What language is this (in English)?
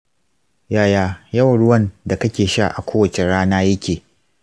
Hausa